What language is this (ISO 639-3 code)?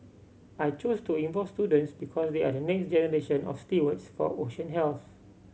eng